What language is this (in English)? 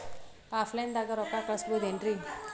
Kannada